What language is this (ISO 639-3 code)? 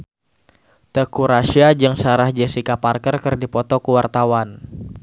sun